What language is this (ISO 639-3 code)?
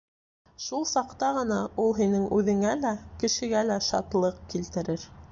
bak